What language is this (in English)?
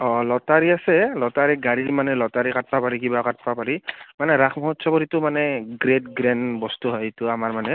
Assamese